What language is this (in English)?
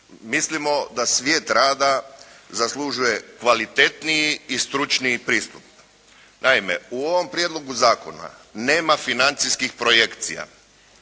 Croatian